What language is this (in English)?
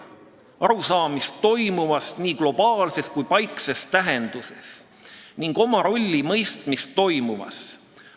Estonian